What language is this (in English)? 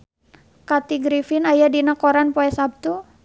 Sundanese